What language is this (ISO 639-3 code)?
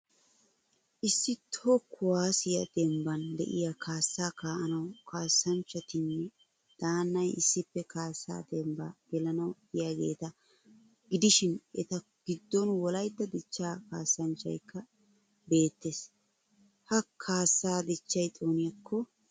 wal